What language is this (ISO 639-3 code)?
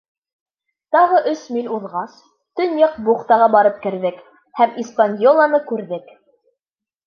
bak